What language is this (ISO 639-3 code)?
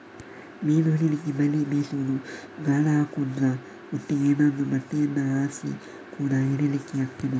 kan